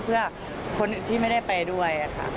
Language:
Thai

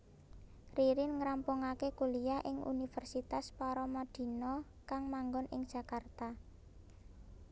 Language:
Javanese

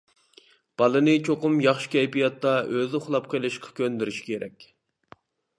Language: Uyghur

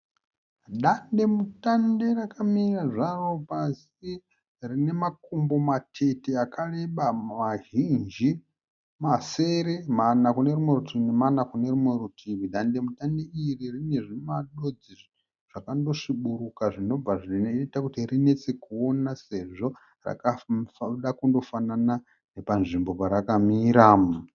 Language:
Shona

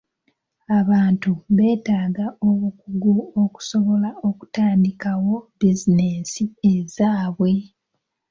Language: Ganda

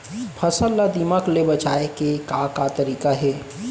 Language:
Chhattisgarhi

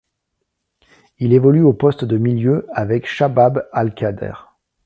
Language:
French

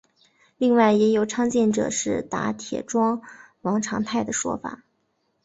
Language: Chinese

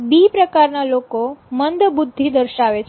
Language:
Gujarati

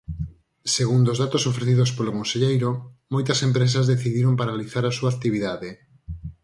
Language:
Galician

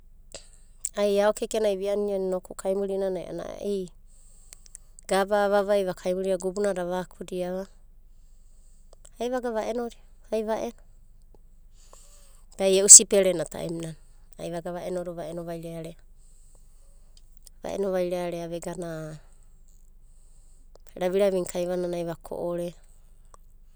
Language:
Abadi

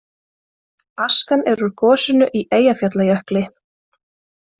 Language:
Icelandic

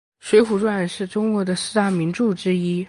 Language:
Chinese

